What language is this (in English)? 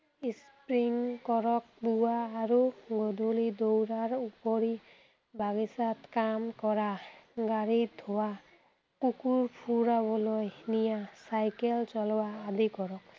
Assamese